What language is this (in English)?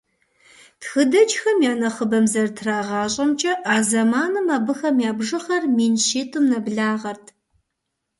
Kabardian